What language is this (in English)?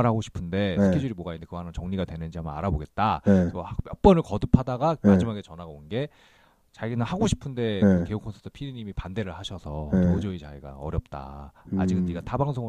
Korean